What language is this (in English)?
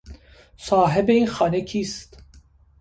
Persian